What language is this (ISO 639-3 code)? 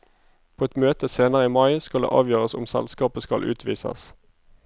nor